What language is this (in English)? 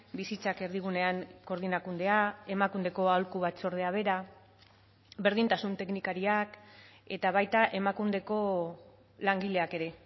Basque